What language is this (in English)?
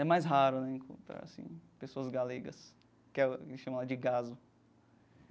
Portuguese